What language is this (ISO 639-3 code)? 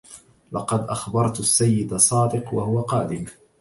ara